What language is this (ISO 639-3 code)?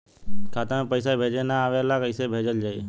bho